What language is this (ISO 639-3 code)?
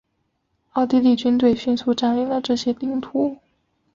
zho